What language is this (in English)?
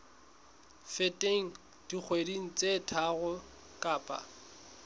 Southern Sotho